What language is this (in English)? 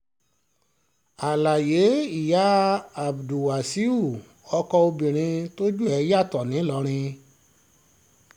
Yoruba